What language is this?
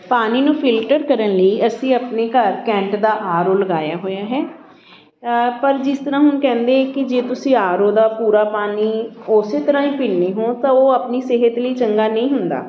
Punjabi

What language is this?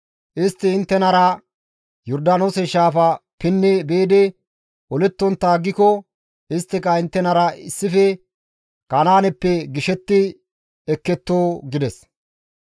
Gamo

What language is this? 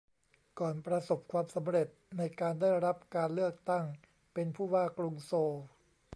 Thai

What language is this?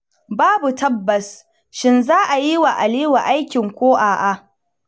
Hausa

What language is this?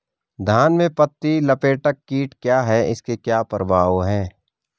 Hindi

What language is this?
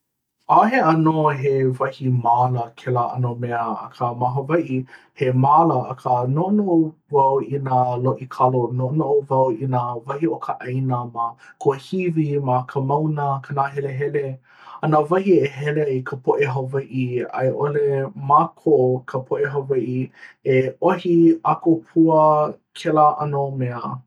Hawaiian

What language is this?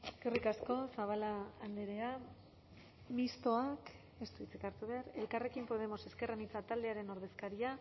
Basque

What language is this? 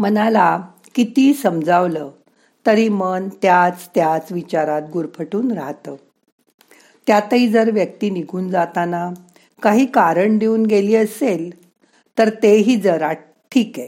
Marathi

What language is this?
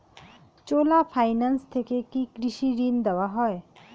Bangla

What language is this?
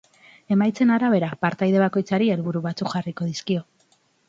Basque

